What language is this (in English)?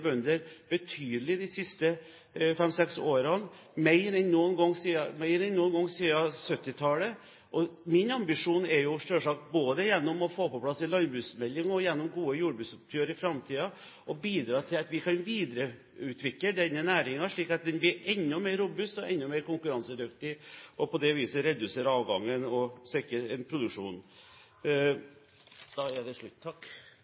Norwegian Bokmål